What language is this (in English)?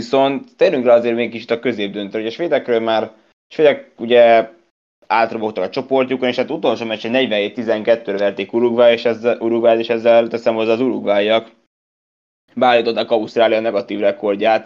Hungarian